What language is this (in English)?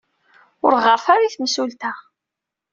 Kabyle